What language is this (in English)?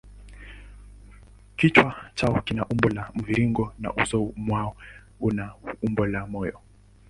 Swahili